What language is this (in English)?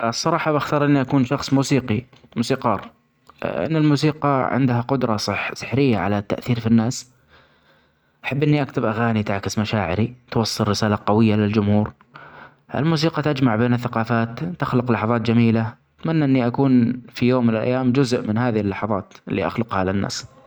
Omani Arabic